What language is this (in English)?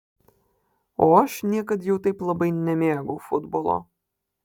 Lithuanian